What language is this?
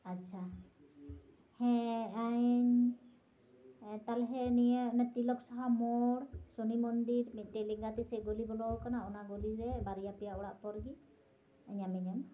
Santali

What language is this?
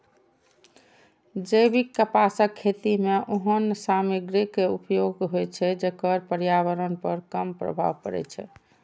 Maithili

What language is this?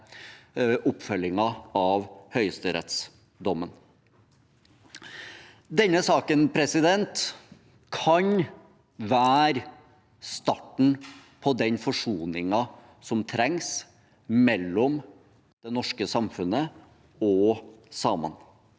Norwegian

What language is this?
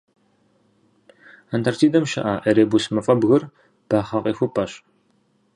Kabardian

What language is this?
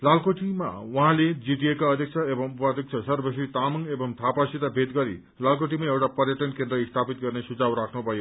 Nepali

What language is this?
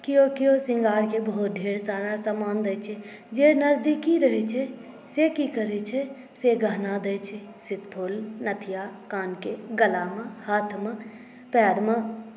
Maithili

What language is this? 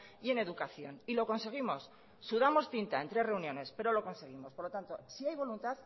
Spanish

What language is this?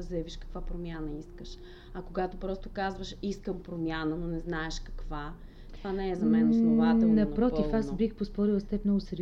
Bulgarian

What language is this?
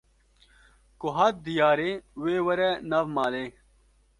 Kurdish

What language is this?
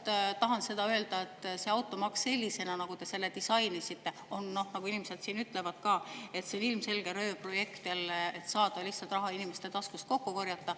Estonian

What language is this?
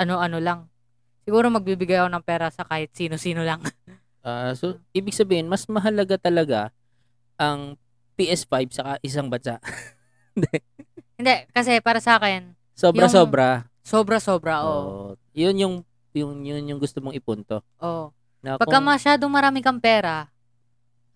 Filipino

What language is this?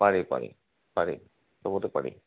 Assamese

